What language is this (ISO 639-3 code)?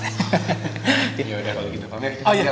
ind